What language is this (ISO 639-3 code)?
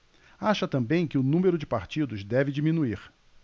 por